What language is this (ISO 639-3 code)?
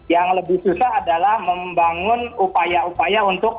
ind